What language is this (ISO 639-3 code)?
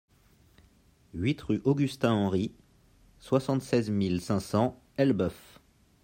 fra